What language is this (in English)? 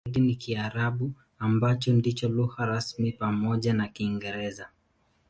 Swahili